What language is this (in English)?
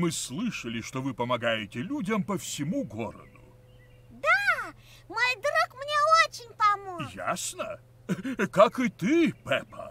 Russian